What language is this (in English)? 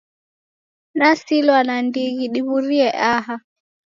Taita